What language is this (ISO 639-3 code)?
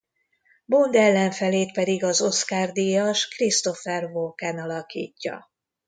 hun